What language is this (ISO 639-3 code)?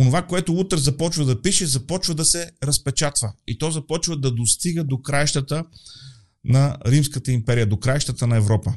bul